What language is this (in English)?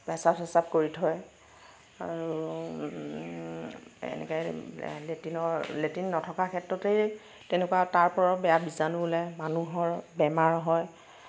Assamese